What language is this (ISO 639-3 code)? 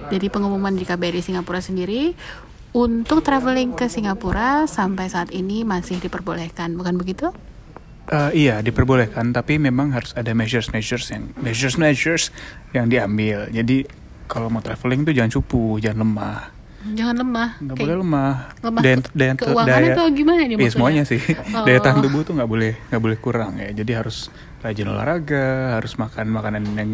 ind